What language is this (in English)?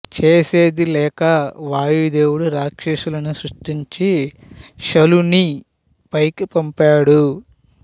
Telugu